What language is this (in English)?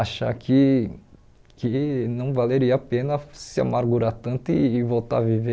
Portuguese